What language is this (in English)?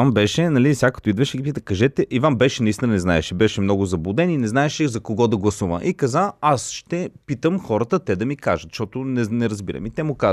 Bulgarian